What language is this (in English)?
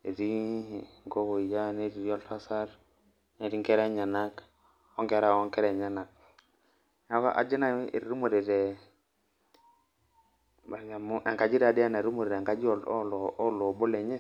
Masai